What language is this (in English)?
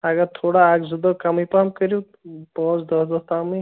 Kashmiri